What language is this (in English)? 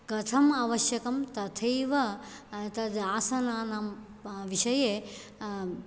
Sanskrit